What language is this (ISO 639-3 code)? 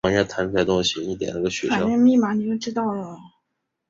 zho